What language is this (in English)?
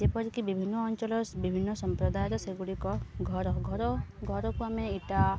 Odia